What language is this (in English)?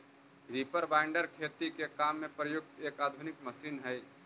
Magahi